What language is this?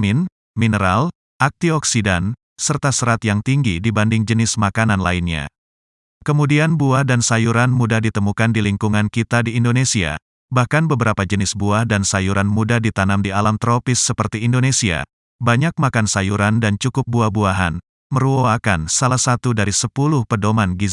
Indonesian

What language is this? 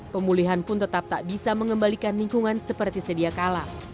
Indonesian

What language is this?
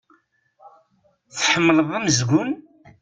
Kabyle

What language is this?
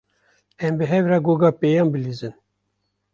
Kurdish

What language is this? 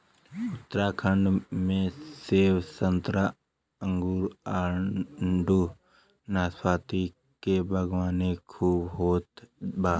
Bhojpuri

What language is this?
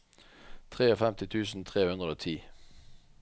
Norwegian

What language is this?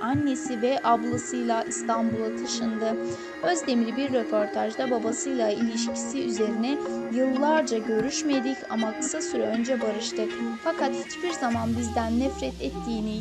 Turkish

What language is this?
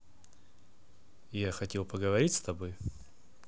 Russian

